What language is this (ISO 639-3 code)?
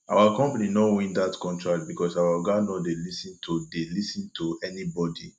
pcm